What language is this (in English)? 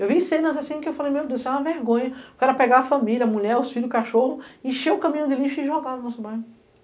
Portuguese